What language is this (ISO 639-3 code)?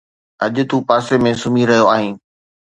snd